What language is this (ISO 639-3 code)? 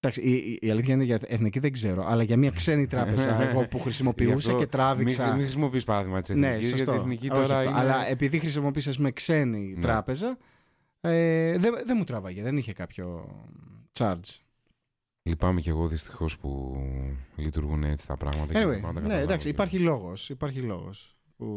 ell